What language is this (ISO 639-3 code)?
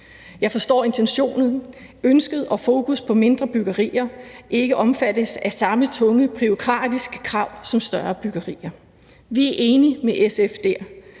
dan